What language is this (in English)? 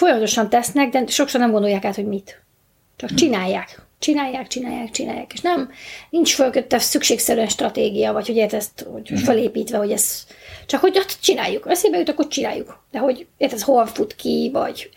Hungarian